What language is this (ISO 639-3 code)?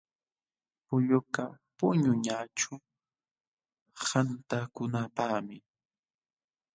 qxw